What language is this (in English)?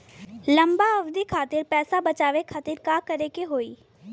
Bhojpuri